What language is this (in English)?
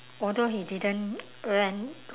English